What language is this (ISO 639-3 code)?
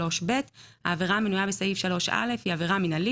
heb